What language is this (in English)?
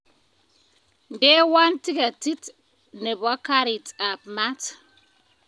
Kalenjin